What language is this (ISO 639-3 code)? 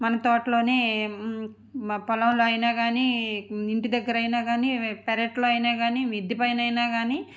tel